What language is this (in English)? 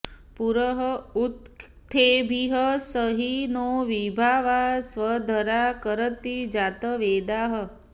Sanskrit